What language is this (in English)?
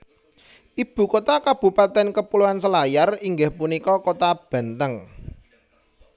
Javanese